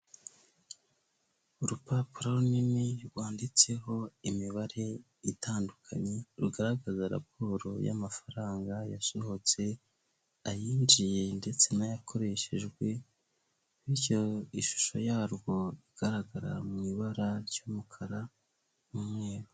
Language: Kinyarwanda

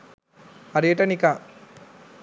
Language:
Sinhala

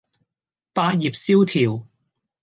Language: Cantonese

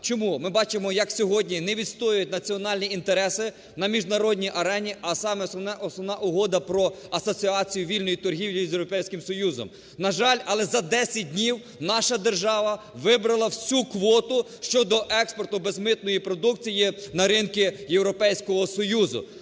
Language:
Ukrainian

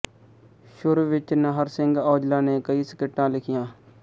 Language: Punjabi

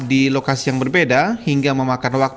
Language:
Indonesian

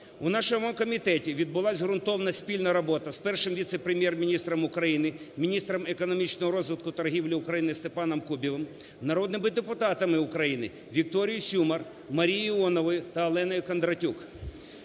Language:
Ukrainian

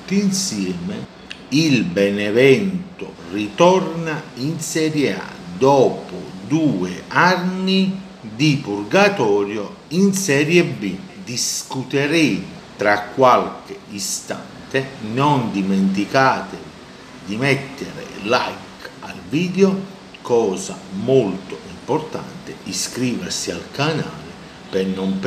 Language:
Italian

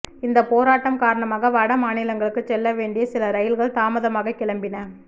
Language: Tamil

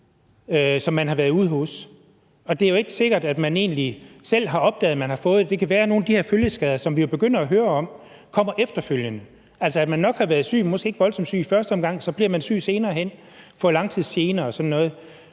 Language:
Danish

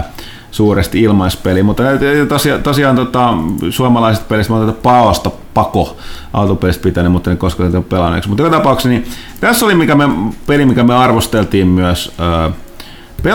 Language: Finnish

